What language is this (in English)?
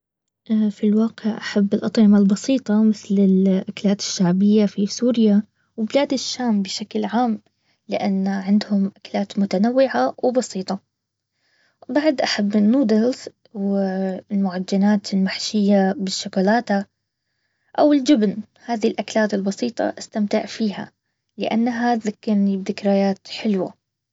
Baharna Arabic